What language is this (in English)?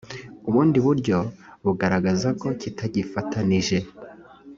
Kinyarwanda